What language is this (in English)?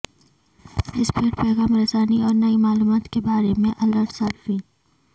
Urdu